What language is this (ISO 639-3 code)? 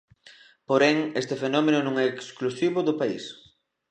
glg